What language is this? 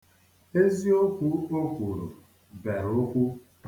Igbo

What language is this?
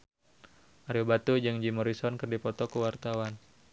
Sundanese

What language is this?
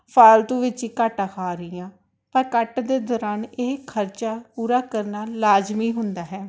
Punjabi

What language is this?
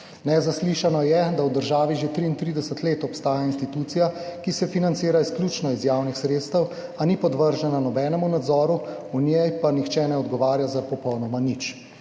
Slovenian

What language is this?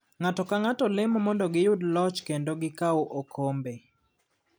Luo (Kenya and Tanzania)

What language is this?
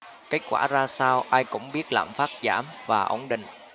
Vietnamese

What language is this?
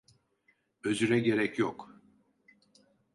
Turkish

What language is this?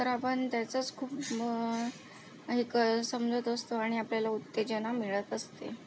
Marathi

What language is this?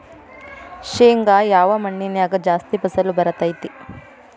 Kannada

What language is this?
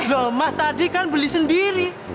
Indonesian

